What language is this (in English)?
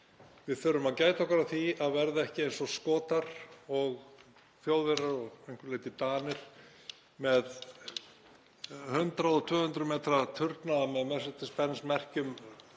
Icelandic